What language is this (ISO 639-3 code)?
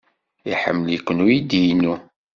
kab